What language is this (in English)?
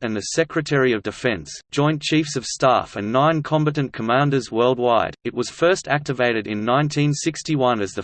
English